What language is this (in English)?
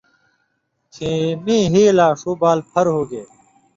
Indus Kohistani